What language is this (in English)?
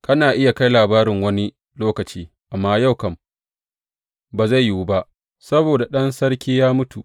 Hausa